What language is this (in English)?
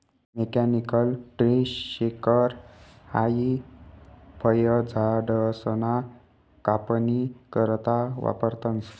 Marathi